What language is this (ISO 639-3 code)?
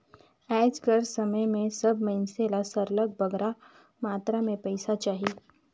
hne